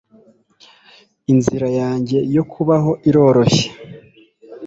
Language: Kinyarwanda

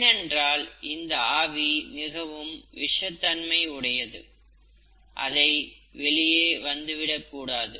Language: Tamil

